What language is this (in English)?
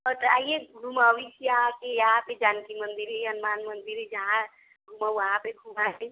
Maithili